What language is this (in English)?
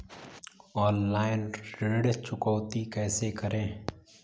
Hindi